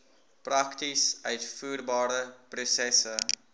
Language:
Afrikaans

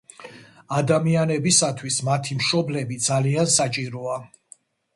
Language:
Georgian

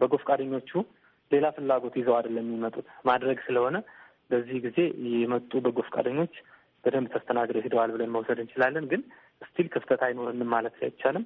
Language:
Amharic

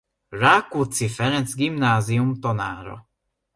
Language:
Hungarian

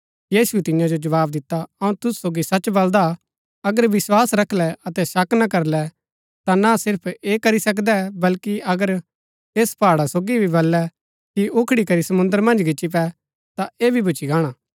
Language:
Gaddi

